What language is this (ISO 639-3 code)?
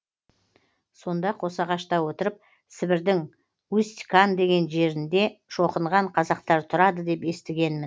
kaz